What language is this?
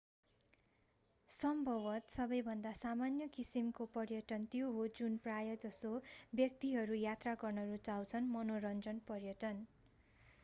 Nepali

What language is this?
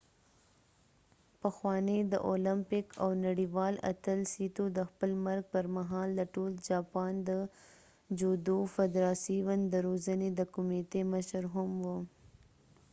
Pashto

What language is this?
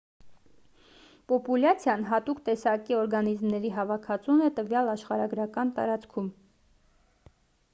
Armenian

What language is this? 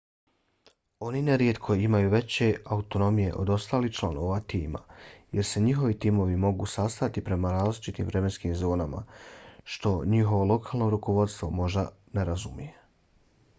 Bosnian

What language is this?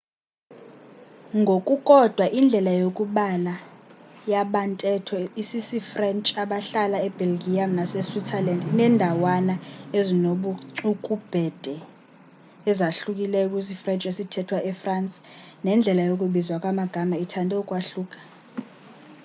Xhosa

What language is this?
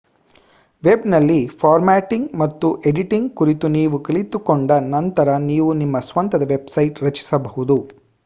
Kannada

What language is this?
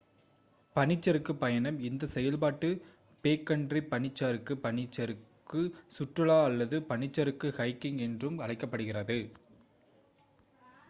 Tamil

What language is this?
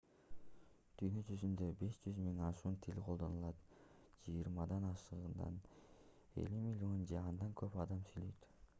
Kyrgyz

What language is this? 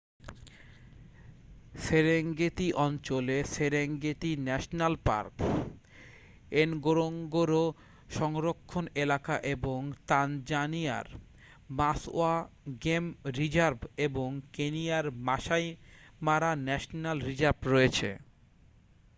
Bangla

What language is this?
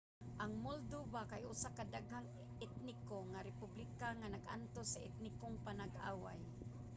Cebuano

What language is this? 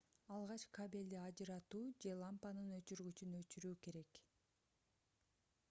Kyrgyz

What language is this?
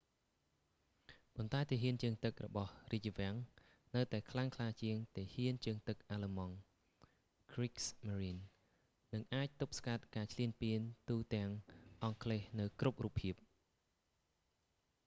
Khmer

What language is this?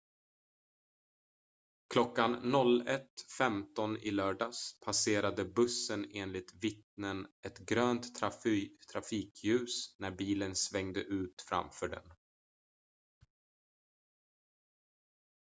Swedish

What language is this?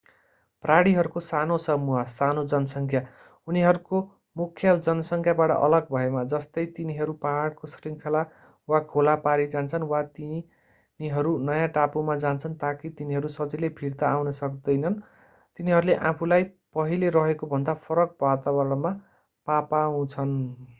Nepali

